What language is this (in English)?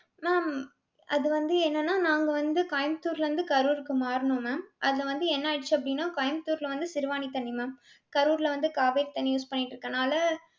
Tamil